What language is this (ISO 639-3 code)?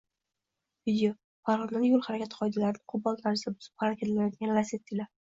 uzb